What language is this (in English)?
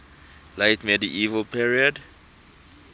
English